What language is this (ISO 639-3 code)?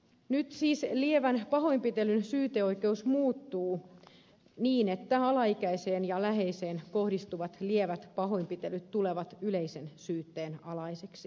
fin